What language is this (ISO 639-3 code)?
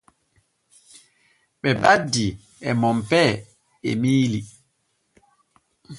fue